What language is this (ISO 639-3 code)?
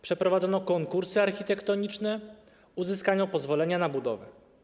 pol